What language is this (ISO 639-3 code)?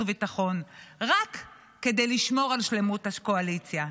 heb